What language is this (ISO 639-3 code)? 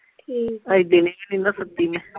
pan